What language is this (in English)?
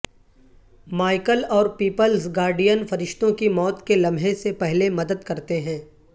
Urdu